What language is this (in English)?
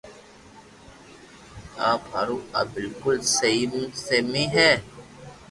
Loarki